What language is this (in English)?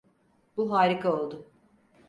Turkish